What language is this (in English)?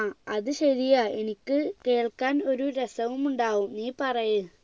Malayalam